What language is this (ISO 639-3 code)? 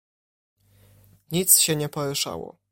pol